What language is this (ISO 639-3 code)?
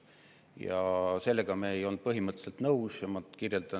est